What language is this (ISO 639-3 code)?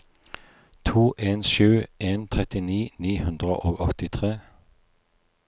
nor